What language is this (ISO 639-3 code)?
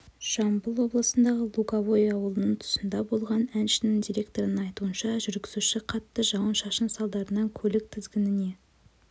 kaz